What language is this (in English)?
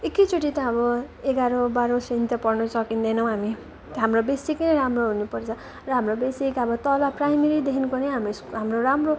Nepali